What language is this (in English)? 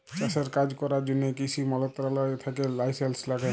Bangla